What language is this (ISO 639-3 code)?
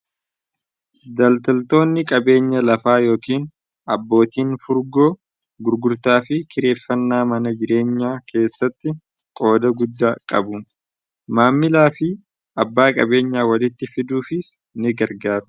orm